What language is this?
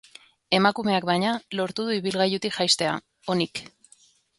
Basque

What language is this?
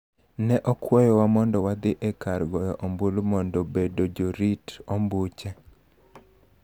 Luo (Kenya and Tanzania)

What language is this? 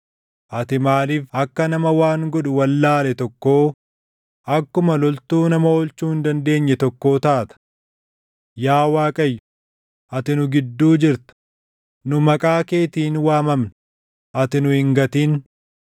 Oromo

